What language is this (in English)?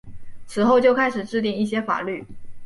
Chinese